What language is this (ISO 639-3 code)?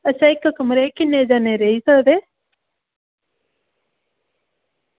doi